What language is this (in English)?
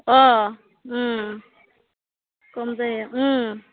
Bodo